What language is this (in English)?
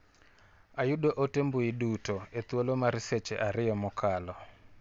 Luo (Kenya and Tanzania)